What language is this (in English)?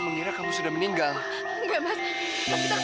Indonesian